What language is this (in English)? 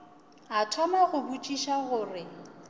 Northern Sotho